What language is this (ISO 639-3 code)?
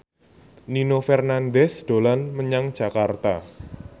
jav